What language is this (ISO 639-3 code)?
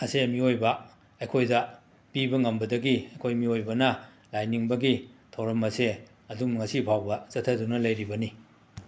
mni